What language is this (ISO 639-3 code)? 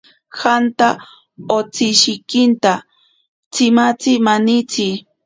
prq